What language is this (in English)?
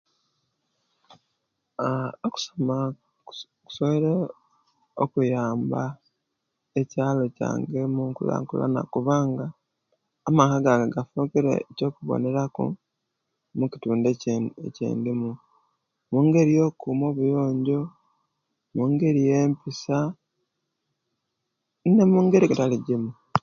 Kenyi